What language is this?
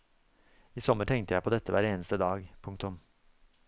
Norwegian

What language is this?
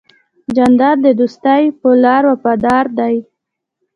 Pashto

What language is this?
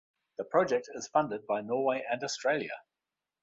English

